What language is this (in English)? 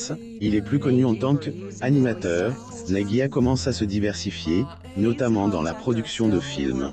French